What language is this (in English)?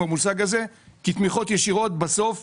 Hebrew